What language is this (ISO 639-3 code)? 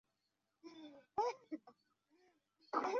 zho